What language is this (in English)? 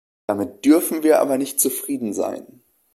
German